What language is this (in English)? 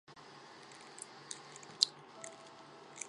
Chinese